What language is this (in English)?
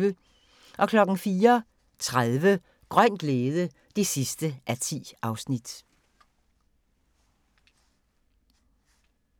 Danish